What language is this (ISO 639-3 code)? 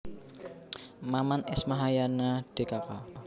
jav